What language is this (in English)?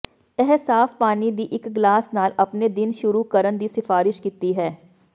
Punjabi